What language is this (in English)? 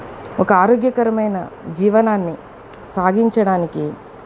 Telugu